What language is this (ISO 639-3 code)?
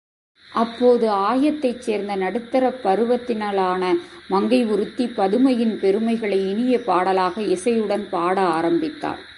tam